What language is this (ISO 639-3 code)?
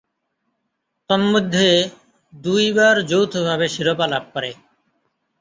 ben